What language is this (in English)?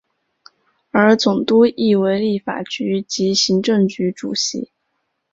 Chinese